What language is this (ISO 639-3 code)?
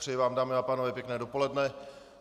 ces